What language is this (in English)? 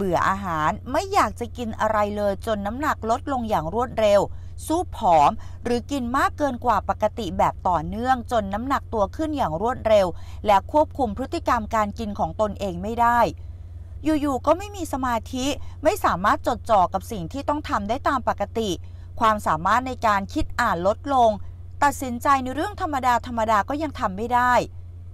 Thai